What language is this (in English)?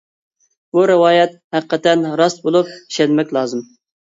Uyghur